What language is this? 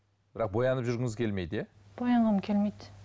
Kazakh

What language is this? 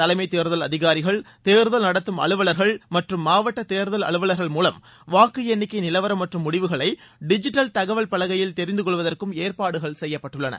Tamil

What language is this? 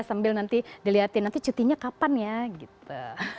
Indonesian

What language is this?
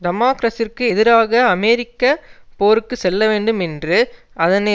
Tamil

